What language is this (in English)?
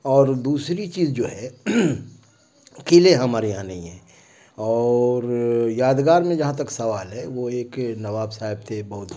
Urdu